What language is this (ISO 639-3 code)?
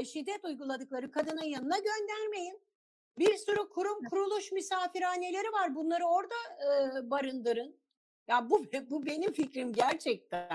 tur